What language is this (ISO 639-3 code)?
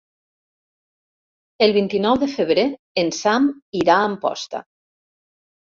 cat